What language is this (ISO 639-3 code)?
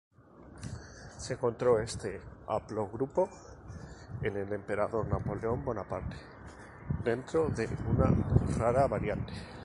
spa